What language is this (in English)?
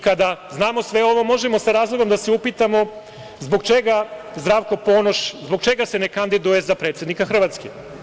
Serbian